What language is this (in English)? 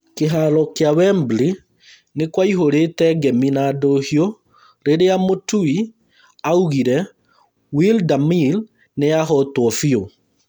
Kikuyu